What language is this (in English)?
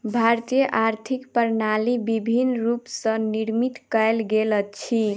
Maithili